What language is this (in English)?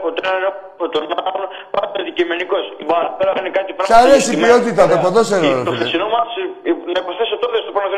Greek